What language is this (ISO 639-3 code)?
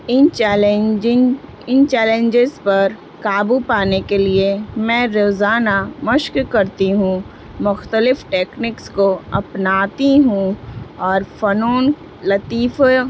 urd